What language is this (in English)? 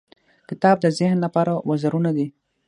Pashto